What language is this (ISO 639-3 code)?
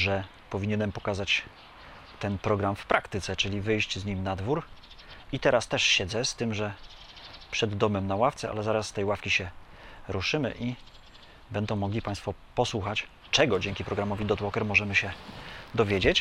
pol